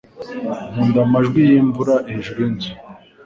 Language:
Kinyarwanda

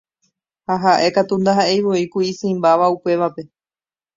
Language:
Guarani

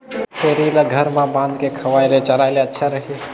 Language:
Chhattisgarhi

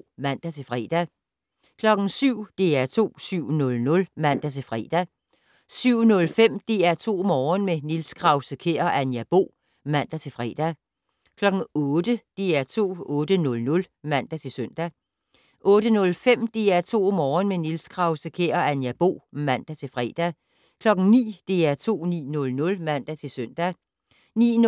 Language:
Danish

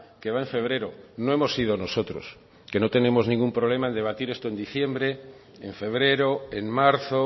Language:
Spanish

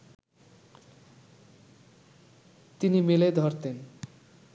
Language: Bangla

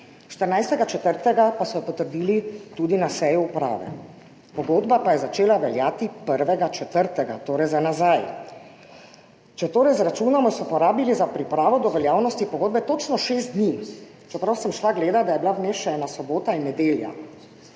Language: Slovenian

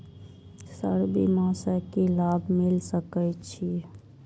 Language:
Maithili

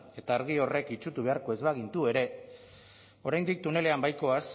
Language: Basque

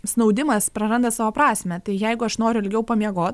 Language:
Lithuanian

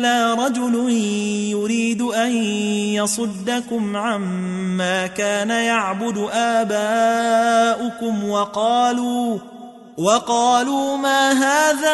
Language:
Arabic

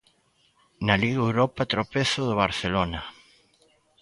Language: Galician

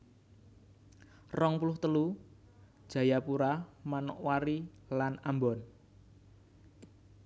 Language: Javanese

